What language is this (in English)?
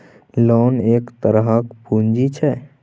Maithili